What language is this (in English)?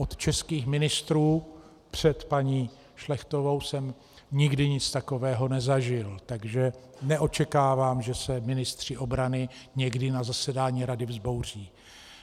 Czech